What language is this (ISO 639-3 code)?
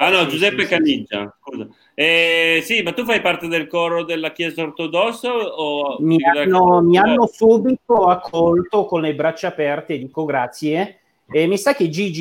ita